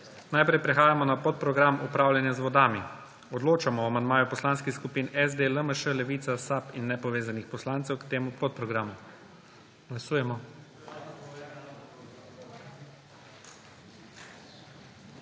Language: Slovenian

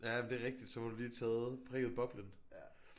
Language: Danish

